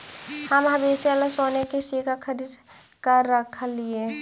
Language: Magahi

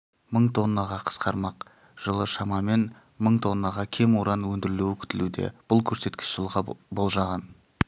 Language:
Kazakh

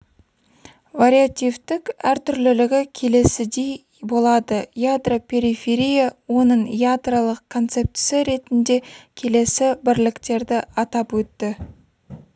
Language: Kazakh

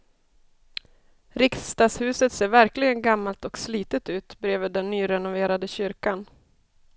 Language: Swedish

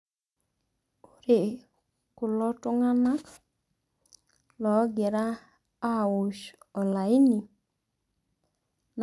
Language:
Masai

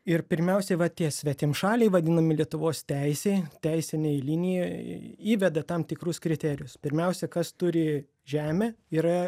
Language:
Lithuanian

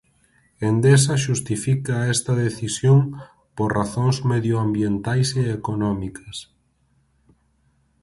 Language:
Galician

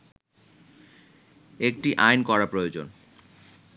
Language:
Bangla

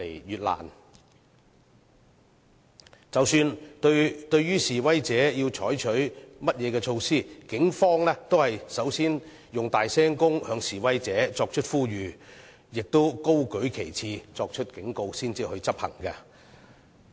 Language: Cantonese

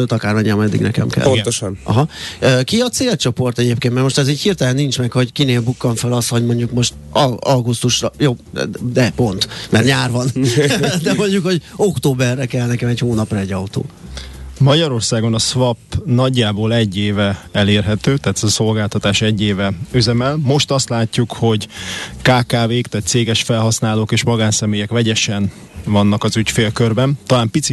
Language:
Hungarian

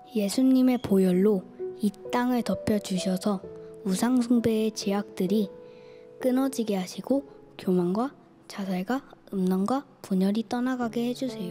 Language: Korean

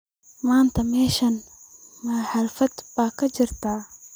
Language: Somali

